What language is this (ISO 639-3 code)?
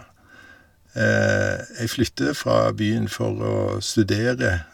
nor